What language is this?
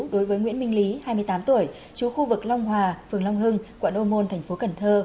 Vietnamese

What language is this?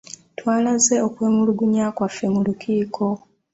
Ganda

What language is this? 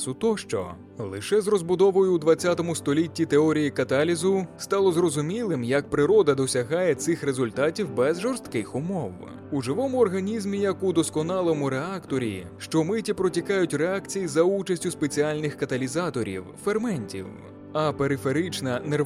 Ukrainian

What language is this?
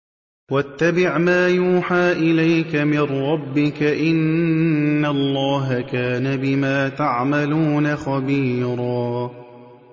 Arabic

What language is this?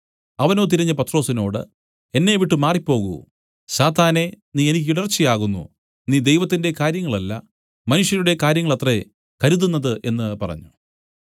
Malayalam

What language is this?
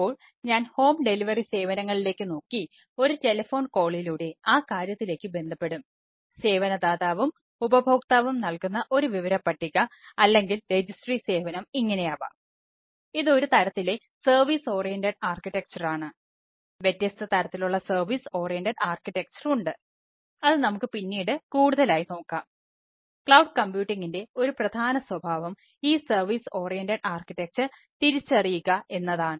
Malayalam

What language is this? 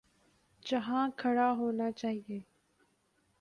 Urdu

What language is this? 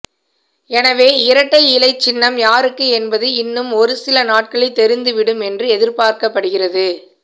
Tamil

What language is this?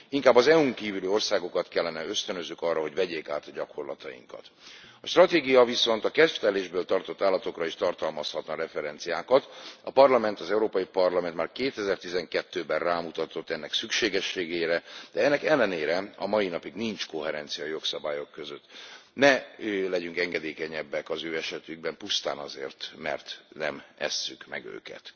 Hungarian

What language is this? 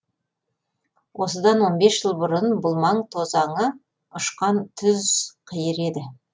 Kazakh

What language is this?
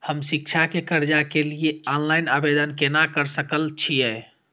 Maithili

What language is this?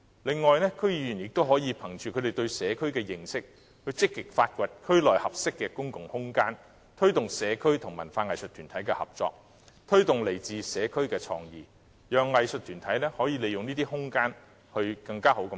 Cantonese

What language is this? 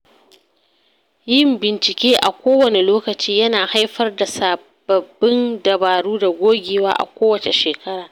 Hausa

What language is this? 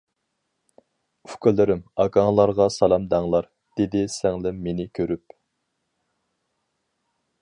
Uyghur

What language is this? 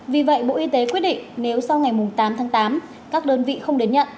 Vietnamese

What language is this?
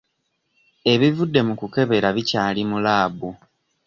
Ganda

